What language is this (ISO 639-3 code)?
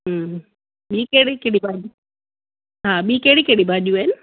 snd